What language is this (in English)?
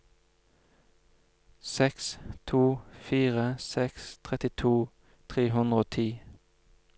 Norwegian